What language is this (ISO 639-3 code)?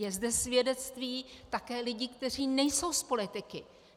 ces